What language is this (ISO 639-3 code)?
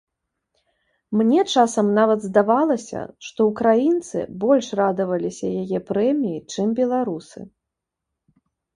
bel